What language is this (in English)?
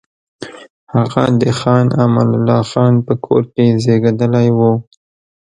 Pashto